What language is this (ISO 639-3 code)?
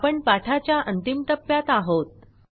mar